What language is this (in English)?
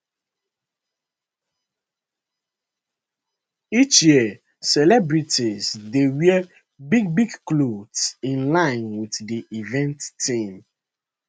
Nigerian Pidgin